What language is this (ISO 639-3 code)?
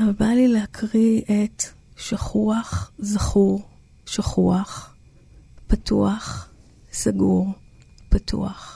heb